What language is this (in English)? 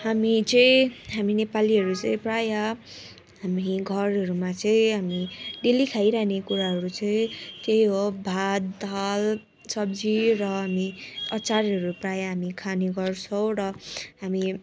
Nepali